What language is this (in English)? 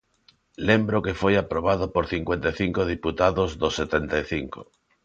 Galician